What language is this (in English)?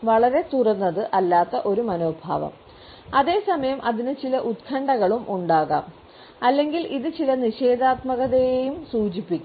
Malayalam